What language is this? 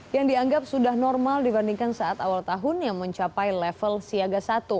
Indonesian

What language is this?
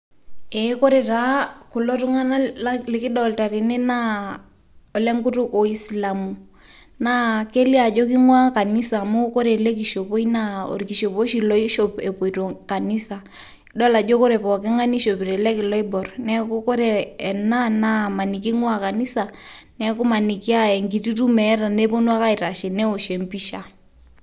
Masai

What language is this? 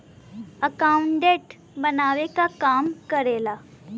Bhojpuri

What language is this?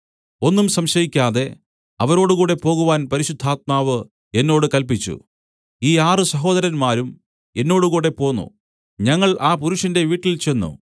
Malayalam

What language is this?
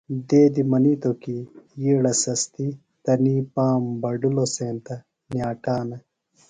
Phalura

